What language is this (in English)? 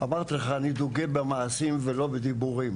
Hebrew